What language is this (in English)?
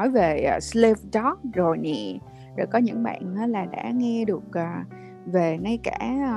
Vietnamese